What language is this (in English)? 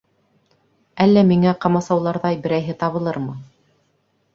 Bashkir